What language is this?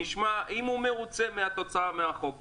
Hebrew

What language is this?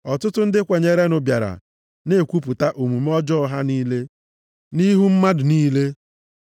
Igbo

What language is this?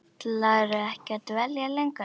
Icelandic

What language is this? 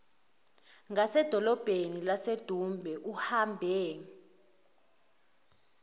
Zulu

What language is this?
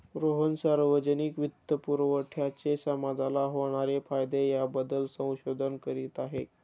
Marathi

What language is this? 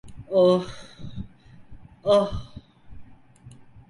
Turkish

